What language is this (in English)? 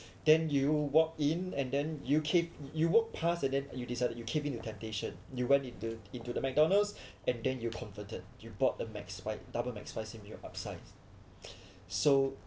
English